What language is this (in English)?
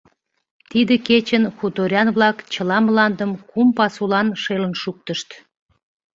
Mari